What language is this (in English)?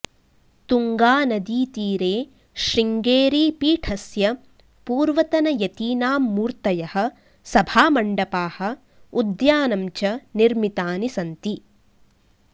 Sanskrit